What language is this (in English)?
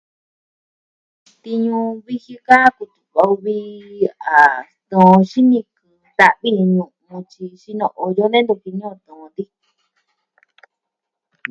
Southwestern Tlaxiaco Mixtec